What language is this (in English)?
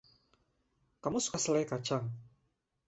Indonesian